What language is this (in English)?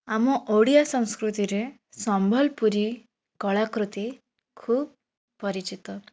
Odia